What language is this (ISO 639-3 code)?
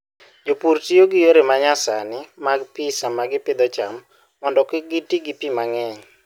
luo